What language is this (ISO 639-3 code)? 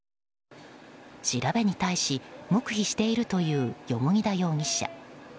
jpn